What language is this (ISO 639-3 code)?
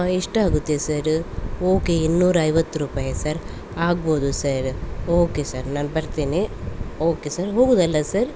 kan